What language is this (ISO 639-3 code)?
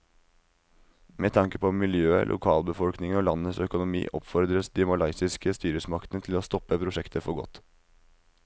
nor